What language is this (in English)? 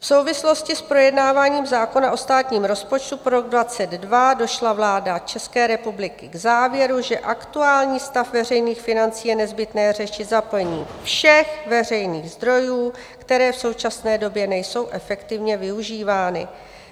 Czech